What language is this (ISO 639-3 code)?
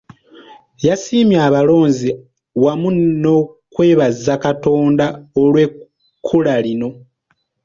lug